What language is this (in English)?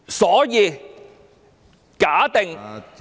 Cantonese